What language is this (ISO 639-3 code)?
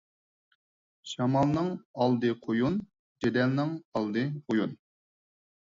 uig